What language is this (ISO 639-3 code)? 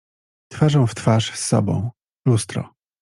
pol